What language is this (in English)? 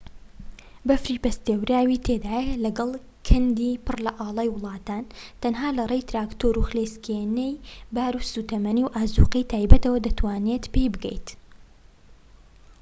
Central Kurdish